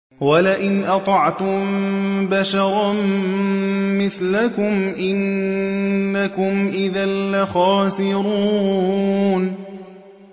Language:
Arabic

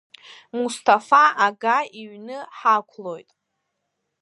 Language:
Abkhazian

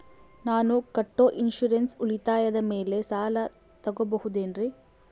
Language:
Kannada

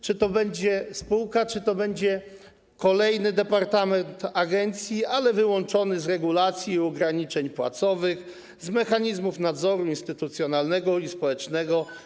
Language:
Polish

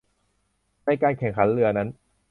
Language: Thai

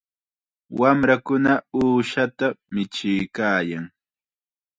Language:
Chiquián Ancash Quechua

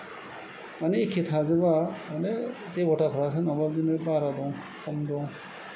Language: Bodo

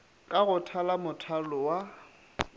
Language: Northern Sotho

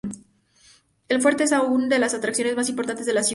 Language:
Spanish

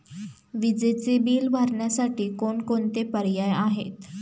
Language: Marathi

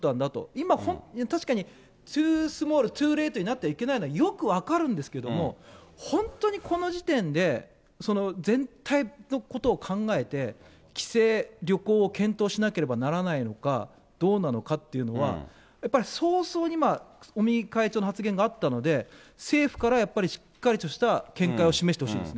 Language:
Japanese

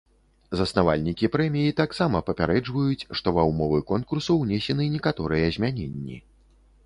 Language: Belarusian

